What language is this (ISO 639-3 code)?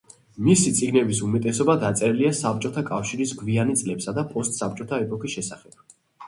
kat